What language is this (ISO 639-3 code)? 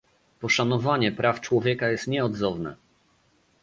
pol